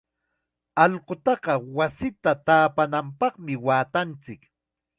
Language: Chiquián Ancash Quechua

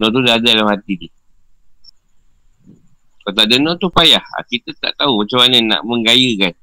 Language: Malay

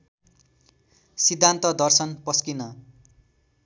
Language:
Nepali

